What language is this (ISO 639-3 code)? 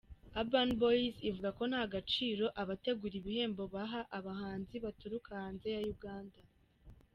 kin